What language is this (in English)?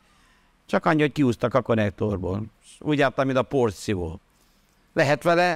Hungarian